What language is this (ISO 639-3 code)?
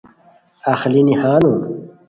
khw